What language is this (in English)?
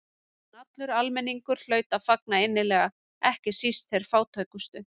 Icelandic